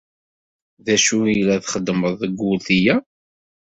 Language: Kabyle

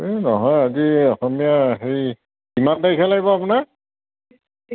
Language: Assamese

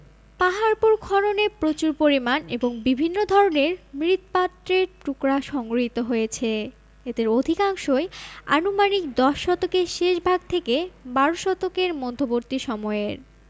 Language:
Bangla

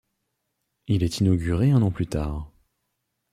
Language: French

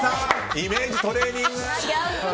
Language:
Japanese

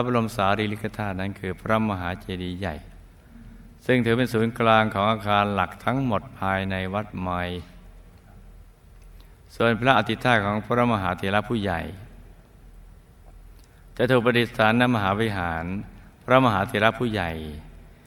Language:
Thai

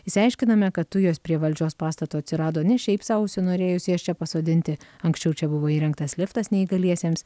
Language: Lithuanian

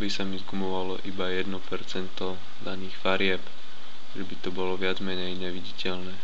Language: Slovak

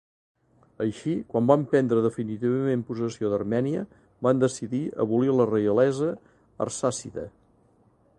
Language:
Catalan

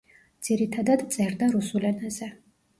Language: Georgian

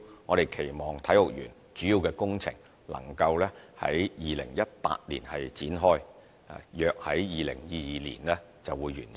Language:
Cantonese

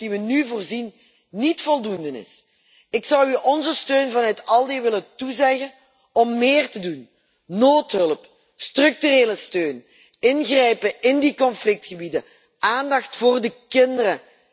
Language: Dutch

